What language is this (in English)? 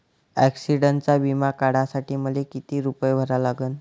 Marathi